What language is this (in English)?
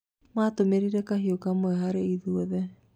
Kikuyu